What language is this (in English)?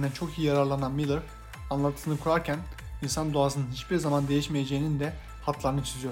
Turkish